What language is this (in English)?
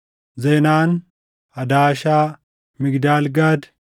Oromo